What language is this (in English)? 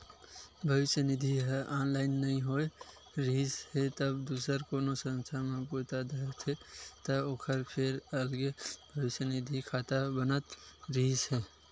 Chhattisgarhi